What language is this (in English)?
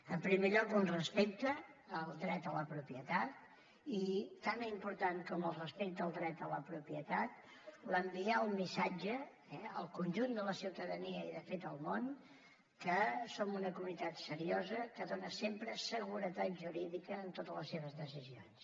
Catalan